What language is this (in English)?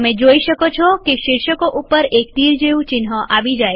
Gujarati